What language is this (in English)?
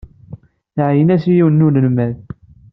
Kabyle